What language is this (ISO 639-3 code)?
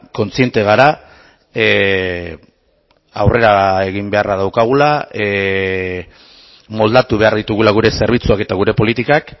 eus